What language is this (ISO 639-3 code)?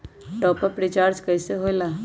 mag